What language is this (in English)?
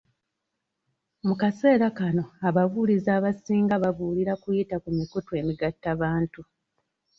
Ganda